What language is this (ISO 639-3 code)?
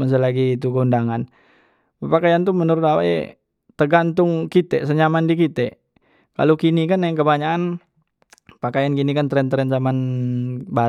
mui